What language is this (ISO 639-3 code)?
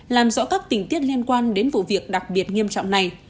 vie